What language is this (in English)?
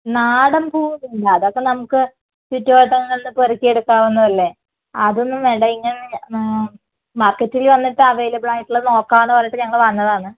Malayalam